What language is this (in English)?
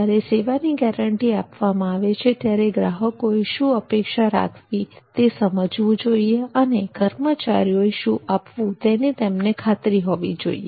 Gujarati